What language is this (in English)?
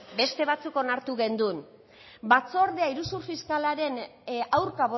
Basque